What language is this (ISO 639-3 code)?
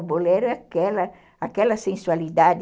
por